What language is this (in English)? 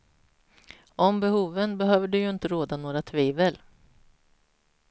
Swedish